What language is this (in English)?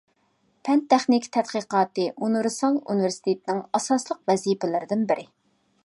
Uyghur